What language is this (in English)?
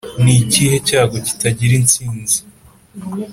Kinyarwanda